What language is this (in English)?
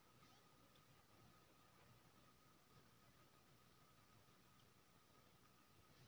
Maithili